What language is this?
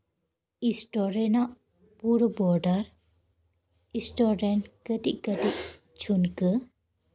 Santali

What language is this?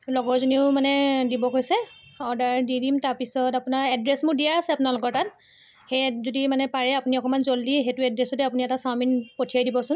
Assamese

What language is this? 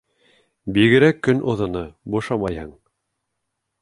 Bashkir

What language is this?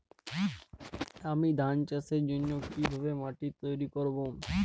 Bangla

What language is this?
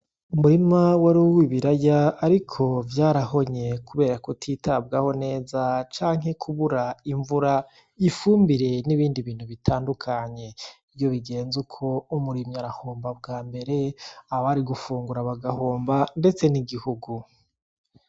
Rundi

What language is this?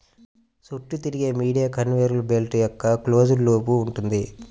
Telugu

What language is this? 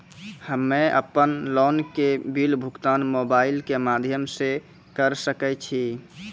Maithili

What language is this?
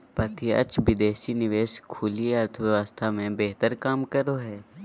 Magahi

